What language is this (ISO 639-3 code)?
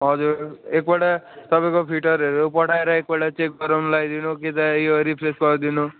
nep